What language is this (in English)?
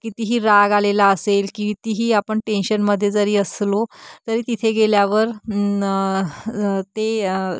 Marathi